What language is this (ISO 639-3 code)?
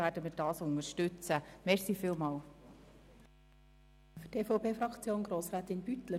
gsw